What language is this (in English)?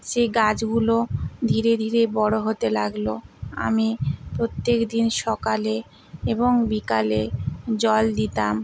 Bangla